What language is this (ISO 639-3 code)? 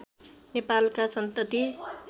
nep